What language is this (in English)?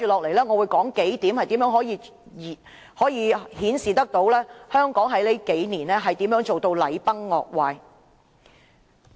Cantonese